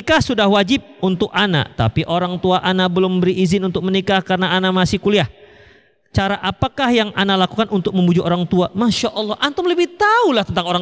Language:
Indonesian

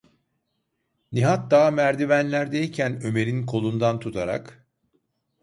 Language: Turkish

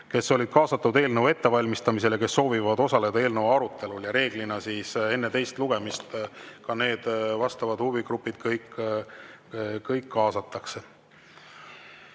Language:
Estonian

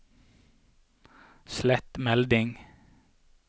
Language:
Norwegian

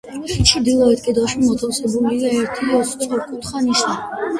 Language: Georgian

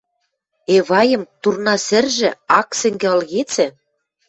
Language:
Western Mari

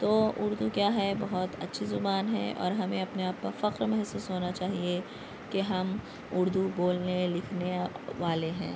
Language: Urdu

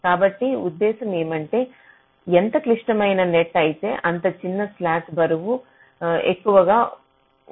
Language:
Telugu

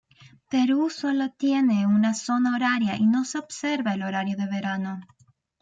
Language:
Spanish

